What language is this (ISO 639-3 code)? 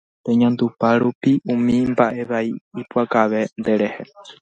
grn